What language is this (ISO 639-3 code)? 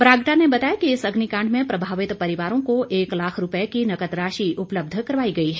hin